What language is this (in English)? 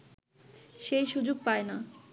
Bangla